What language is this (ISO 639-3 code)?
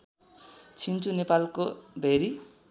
nep